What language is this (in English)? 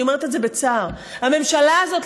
Hebrew